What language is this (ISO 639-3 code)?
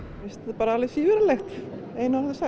isl